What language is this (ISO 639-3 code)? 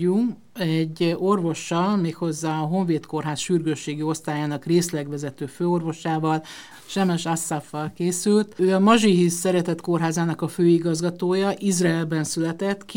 hun